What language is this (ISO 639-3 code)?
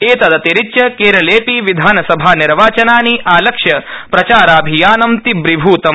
san